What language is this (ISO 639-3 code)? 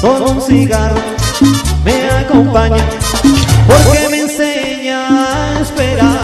ron